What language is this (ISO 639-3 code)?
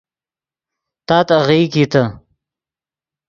ydg